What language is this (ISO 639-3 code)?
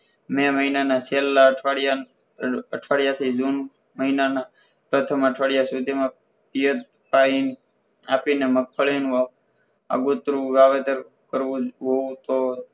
guj